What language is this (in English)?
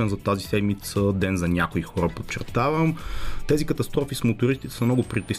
Bulgarian